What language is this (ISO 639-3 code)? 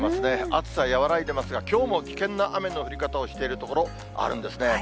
jpn